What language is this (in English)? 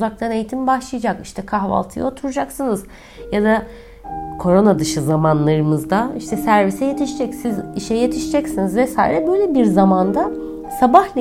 Turkish